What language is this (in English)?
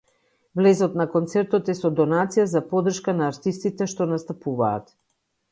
Macedonian